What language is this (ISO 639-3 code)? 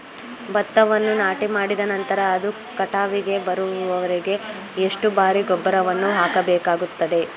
kan